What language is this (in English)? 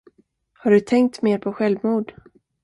Swedish